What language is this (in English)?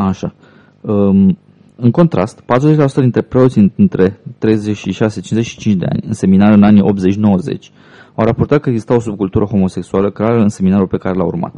Romanian